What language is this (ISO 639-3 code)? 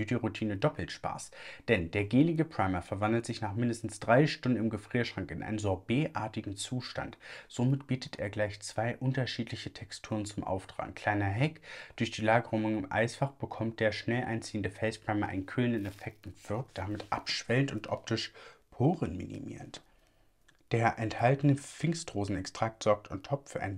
deu